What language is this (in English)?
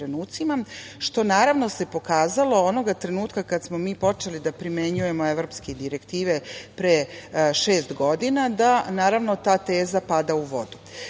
Serbian